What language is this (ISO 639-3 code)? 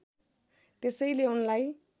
nep